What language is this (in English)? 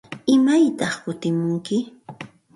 Santa Ana de Tusi Pasco Quechua